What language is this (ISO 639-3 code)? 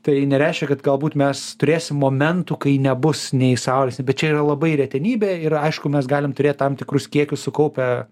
lit